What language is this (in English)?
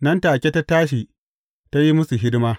Hausa